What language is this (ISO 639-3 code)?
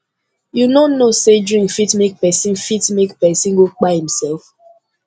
pcm